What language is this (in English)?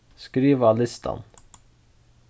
Faroese